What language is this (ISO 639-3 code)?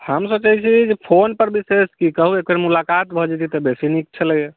mai